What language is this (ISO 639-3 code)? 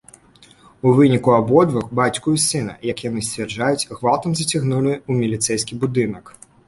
bel